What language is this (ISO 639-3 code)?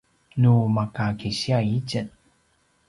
pwn